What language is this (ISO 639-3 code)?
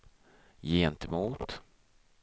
swe